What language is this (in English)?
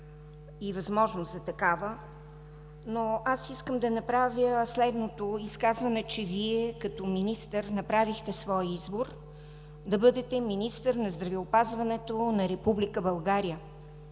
Bulgarian